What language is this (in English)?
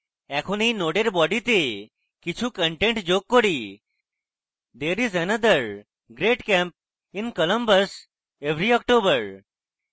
Bangla